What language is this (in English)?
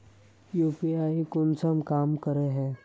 Magahi